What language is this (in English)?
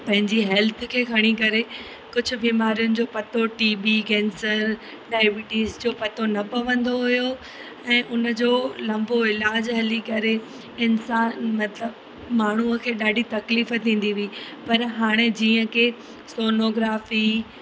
Sindhi